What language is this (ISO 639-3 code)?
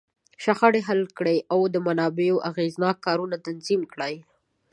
pus